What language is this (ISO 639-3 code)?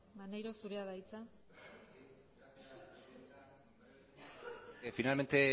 eus